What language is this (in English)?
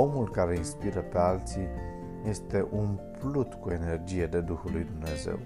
Romanian